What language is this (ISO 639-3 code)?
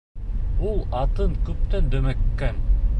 bak